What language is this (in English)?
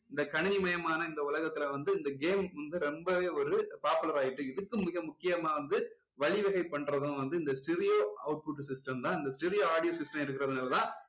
Tamil